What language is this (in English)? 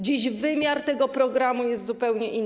Polish